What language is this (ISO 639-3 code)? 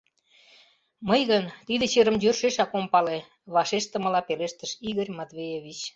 chm